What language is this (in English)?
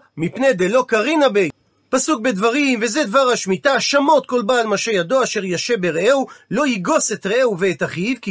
Hebrew